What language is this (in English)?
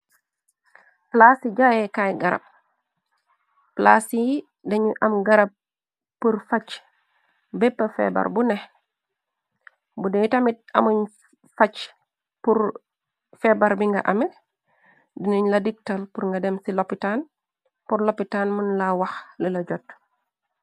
Wolof